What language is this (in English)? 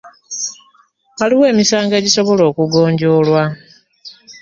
Ganda